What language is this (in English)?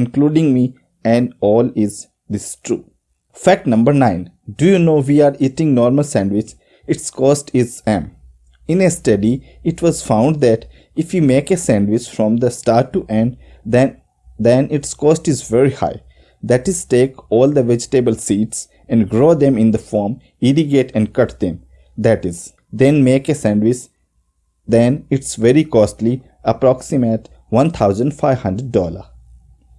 English